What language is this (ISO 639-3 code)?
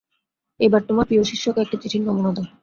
ben